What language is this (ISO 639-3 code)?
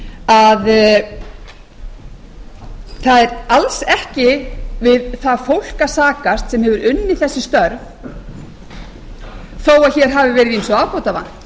isl